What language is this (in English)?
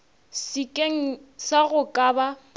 Northern Sotho